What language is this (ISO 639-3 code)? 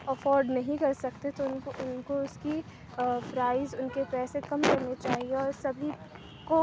urd